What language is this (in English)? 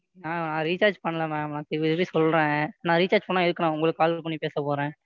Tamil